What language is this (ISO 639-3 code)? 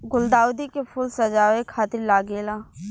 bho